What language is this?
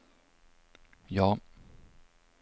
Swedish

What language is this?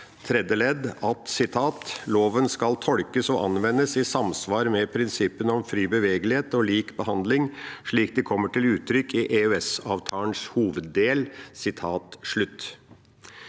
Norwegian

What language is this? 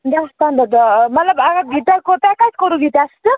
Kashmiri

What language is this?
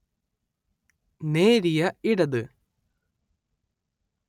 Malayalam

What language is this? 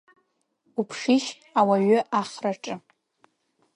Abkhazian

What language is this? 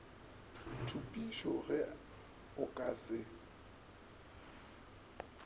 Northern Sotho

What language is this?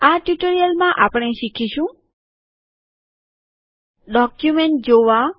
Gujarati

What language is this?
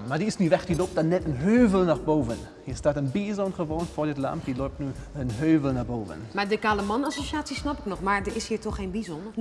Dutch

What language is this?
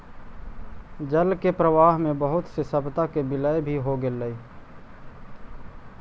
Magahi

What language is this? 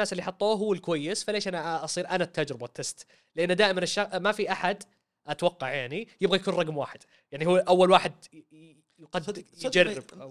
Arabic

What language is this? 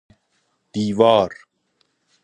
Persian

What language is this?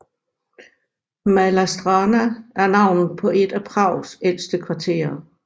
Danish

